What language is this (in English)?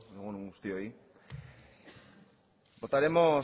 Basque